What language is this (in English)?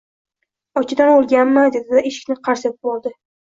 Uzbek